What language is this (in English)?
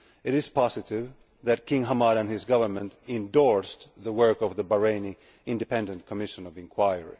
English